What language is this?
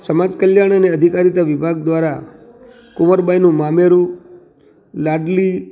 Gujarati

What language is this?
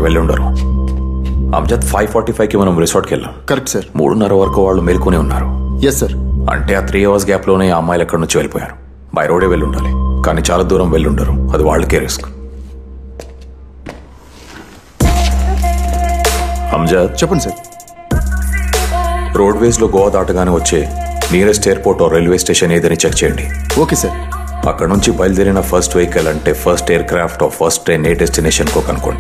Telugu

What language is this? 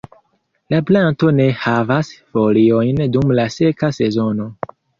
Esperanto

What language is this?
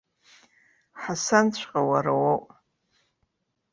Abkhazian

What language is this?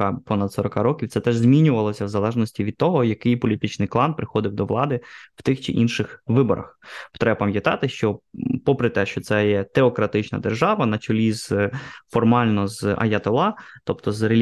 Ukrainian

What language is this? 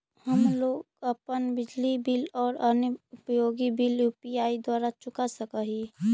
Magahi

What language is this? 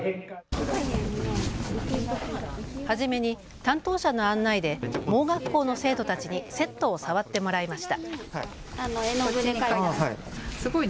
Japanese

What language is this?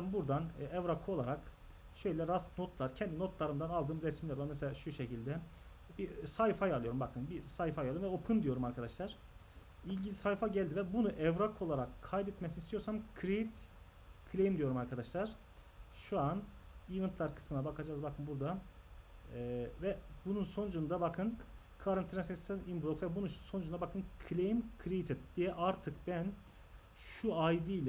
Turkish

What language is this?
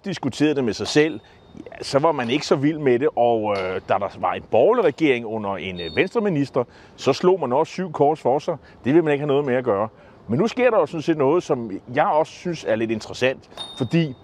Danish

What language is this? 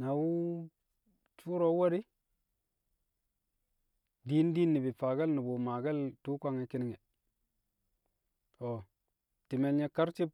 Kamo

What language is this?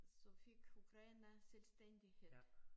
Danish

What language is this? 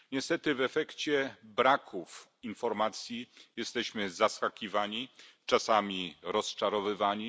Polish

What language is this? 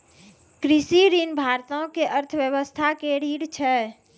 Maithili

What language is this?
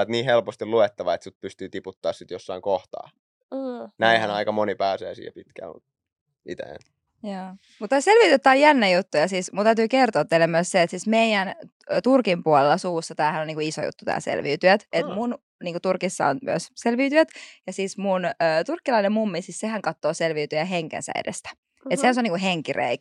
Finnish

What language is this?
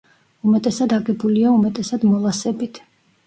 Georgian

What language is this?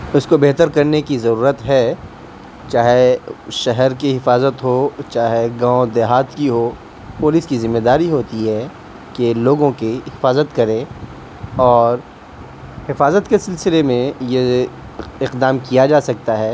Urdu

